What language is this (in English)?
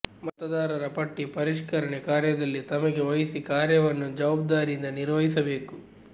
Kannada